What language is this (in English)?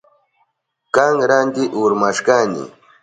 Southern Pastaza Quechua